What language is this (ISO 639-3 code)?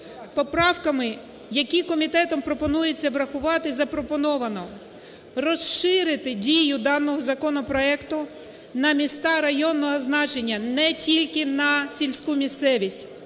ukr